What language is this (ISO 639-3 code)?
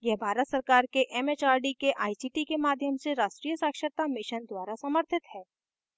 hin